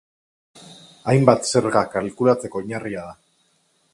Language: Basque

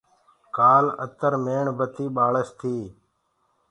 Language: Gurgula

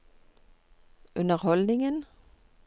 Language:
Norwegian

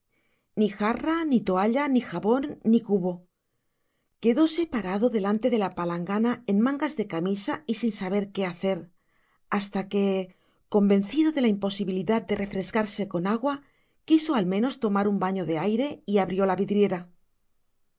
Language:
Spanish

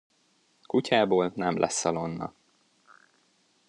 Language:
Hungarian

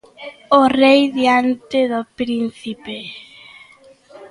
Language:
Galician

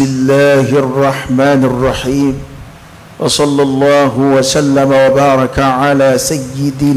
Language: Arabic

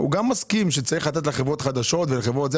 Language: Hebrew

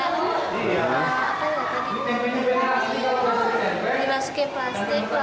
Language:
Indonesian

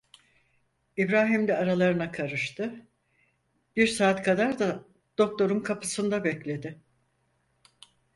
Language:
Turkish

